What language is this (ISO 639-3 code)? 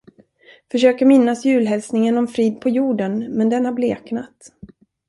swe